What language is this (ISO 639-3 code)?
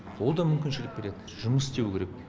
kaz